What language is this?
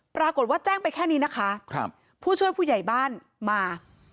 Thai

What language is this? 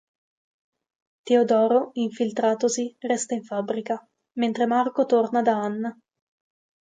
Italian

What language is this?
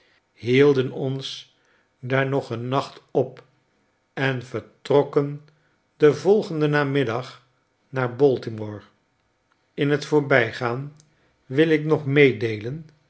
Dutch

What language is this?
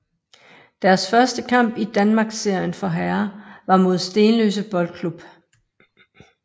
Danish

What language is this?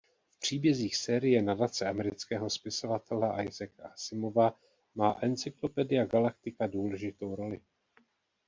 Czech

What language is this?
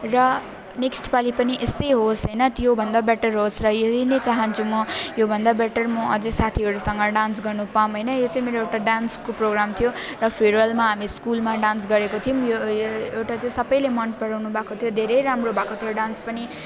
Nepali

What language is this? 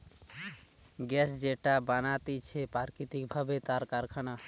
Bangla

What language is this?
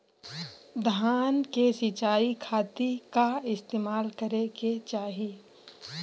Bhojpuri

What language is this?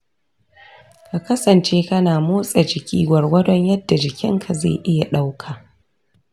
Hausa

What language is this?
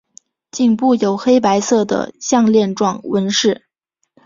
Chinese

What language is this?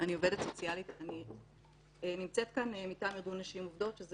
Hebrew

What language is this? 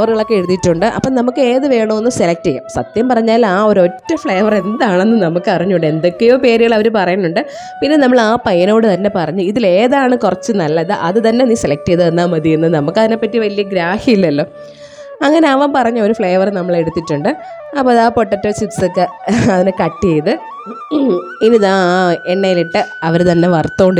Romanian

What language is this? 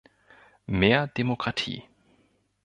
German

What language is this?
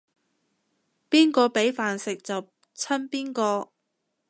Cantonese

